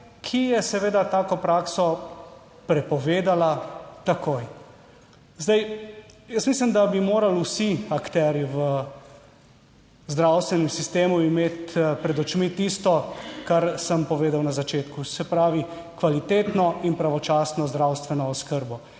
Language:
Slovenian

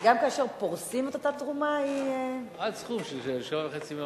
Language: Hebrew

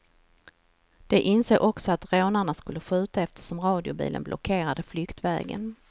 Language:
Swedish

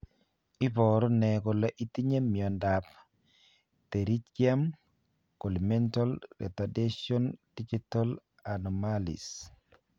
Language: Kalenjin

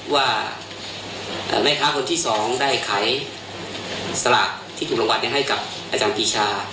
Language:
Thai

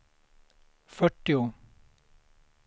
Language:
Swedish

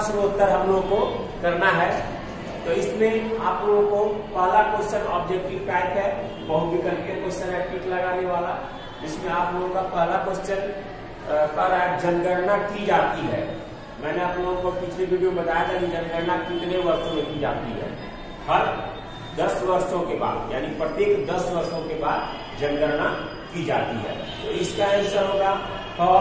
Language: Hindi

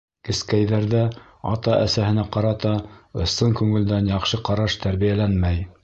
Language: Bashkir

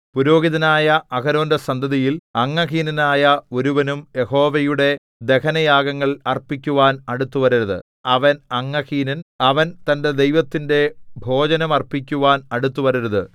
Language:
Malayalam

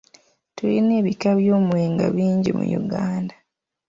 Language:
Ganda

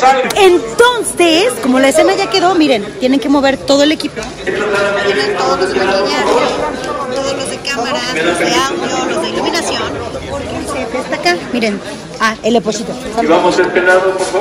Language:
Spanish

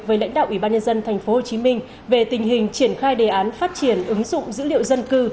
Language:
Vietnamese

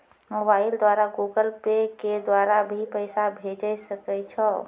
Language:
Maithili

